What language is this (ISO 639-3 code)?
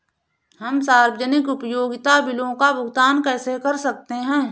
hin